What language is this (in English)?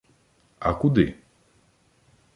Ukrainian